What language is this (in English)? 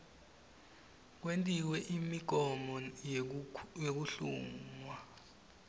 Swati